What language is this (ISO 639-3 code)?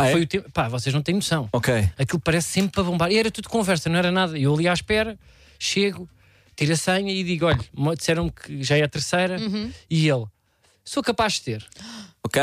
por